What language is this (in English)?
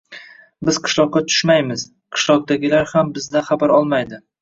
Uzbek